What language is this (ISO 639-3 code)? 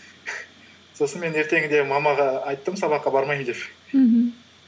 kaz